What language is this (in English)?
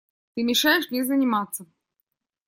Russian